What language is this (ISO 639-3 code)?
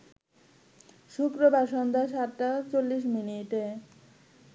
ben